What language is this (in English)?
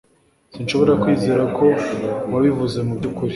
Kinyarwanda